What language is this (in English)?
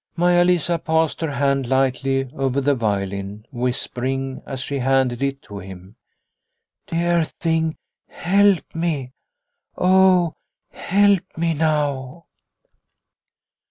English